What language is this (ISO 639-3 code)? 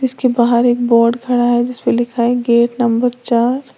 hin